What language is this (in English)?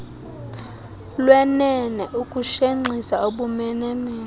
Xhosa